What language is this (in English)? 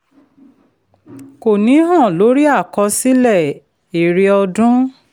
Yoruba